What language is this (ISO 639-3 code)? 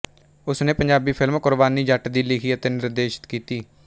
pan